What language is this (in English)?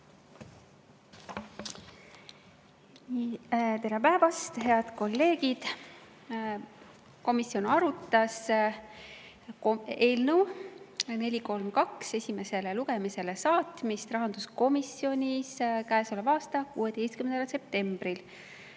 Estonian